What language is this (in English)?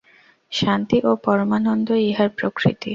Bangla